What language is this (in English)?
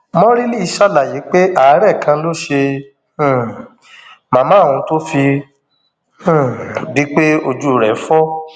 Yoruba